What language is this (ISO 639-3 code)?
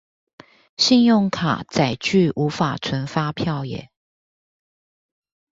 zho